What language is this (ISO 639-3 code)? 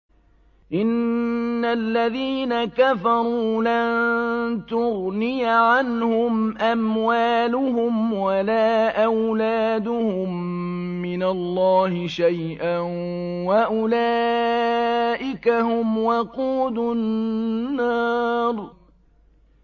ara